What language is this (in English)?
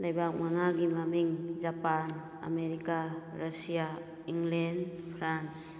Manipuri